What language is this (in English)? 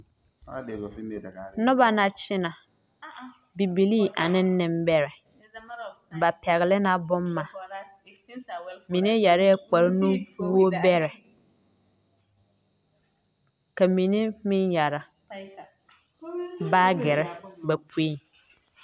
Southern Dagaare